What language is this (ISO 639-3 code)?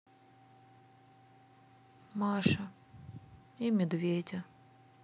rus